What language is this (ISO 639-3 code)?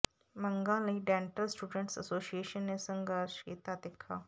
pan